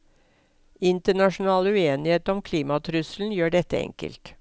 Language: Norwegian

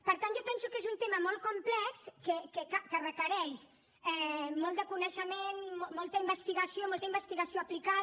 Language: Catalan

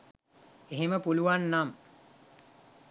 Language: Sinhala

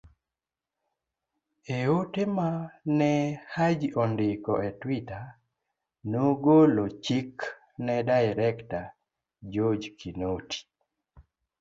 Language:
Luo (Kenya and Tanzania)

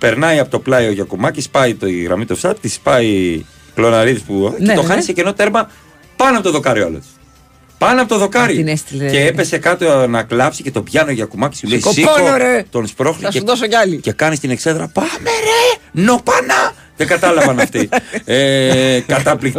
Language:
Greek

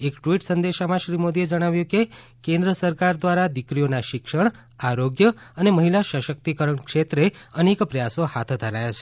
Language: Gujarati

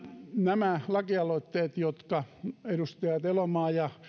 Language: Finnish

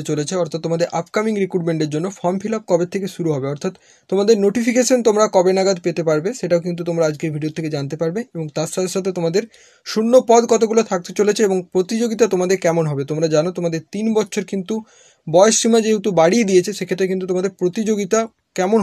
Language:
Hindi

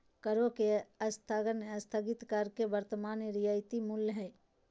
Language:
Magahi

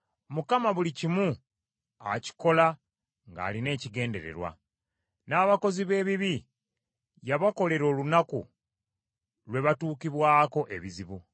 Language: Ganda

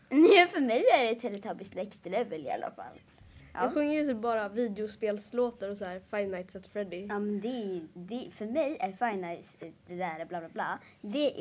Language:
Swedish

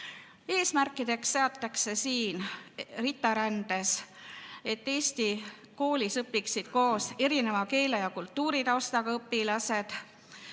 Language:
Estonian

